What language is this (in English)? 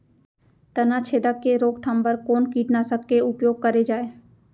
Chhattisgarhi